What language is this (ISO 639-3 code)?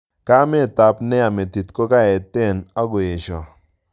kln